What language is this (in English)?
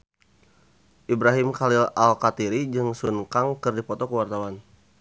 Sundanese